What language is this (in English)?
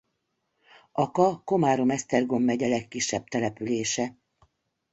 Hungarian